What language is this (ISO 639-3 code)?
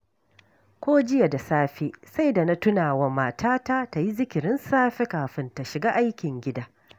hau